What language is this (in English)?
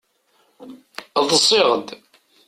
Kabyle